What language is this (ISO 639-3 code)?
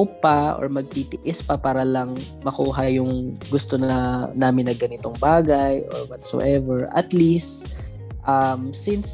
fil